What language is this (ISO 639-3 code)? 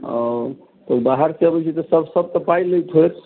mai